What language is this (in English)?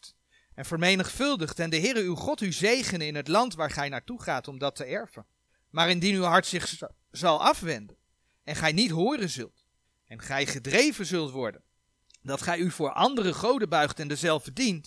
Dutch